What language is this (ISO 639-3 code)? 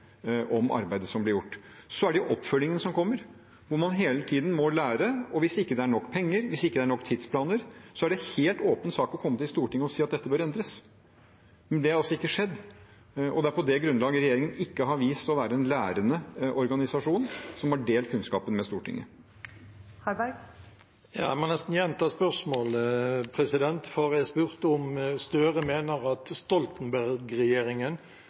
nob